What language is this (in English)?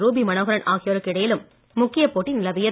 Tamil